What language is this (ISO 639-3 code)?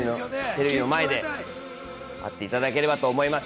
jpn